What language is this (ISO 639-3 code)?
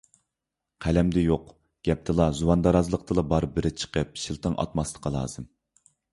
uig